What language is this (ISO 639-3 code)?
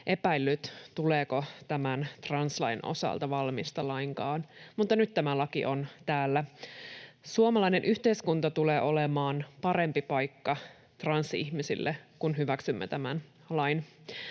fin